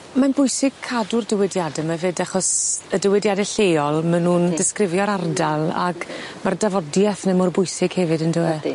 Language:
Welsh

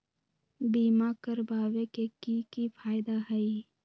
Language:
Magahi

